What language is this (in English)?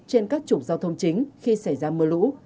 Vietnamese